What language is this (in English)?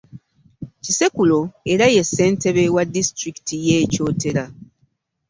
Ganda